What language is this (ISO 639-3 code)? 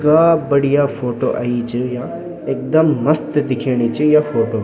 gbm